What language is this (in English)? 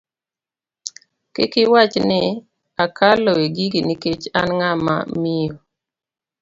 Luo (Kenya and Tanzania)